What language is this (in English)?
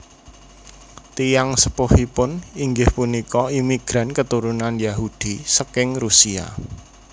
Javanese